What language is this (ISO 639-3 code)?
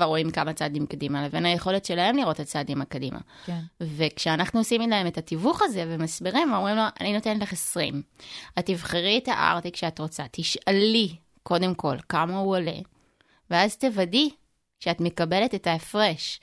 heb